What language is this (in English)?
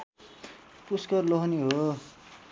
Nepali